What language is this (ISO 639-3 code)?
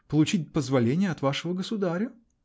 rus